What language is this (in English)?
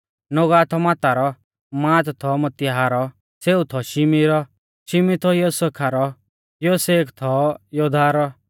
Mahasu Pahari